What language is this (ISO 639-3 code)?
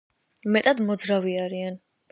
kat